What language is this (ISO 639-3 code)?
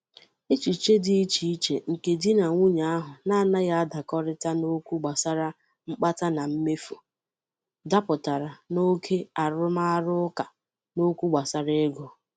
ibo